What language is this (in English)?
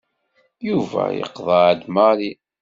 Kabyle